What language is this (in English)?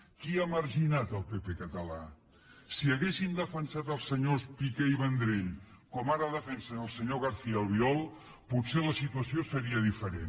Catalan